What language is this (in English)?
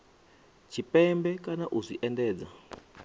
Venda